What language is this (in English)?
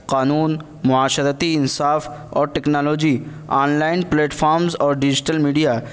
Urdu